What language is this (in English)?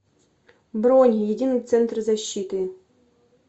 Russian